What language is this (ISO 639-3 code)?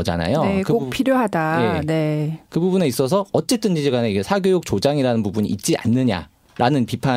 kor